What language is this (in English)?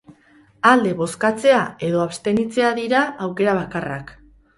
Basque